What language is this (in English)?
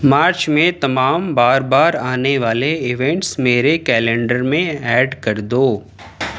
Urdu